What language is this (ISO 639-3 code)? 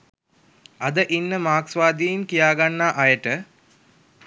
sin